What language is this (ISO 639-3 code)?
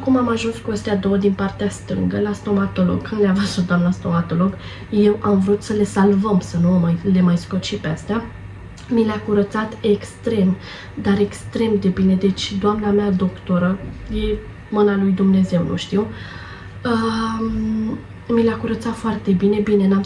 ron